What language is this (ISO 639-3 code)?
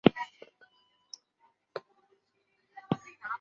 zho